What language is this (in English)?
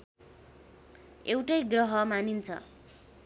Nepali